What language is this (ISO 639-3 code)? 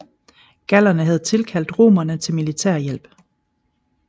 dan